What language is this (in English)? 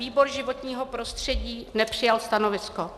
Czech